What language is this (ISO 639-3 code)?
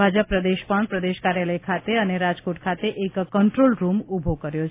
guj